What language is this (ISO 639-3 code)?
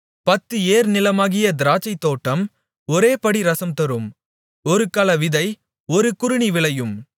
tam